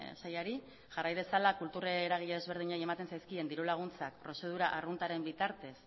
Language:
Basque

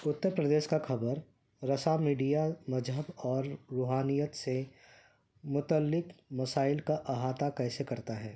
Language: Urdu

